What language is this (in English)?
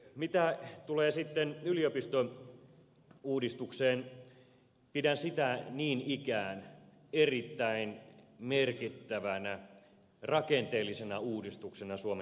Finnish